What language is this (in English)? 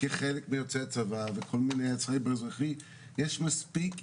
Hebrew